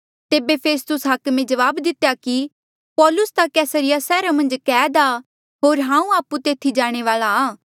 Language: Mandeali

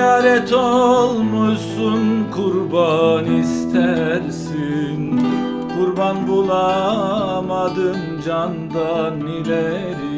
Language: Turkish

